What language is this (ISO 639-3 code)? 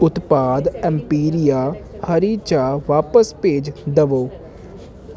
pan